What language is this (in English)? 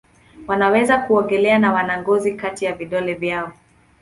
Swahili